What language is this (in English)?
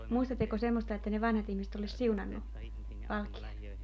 Finnish